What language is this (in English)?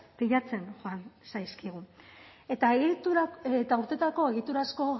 Basque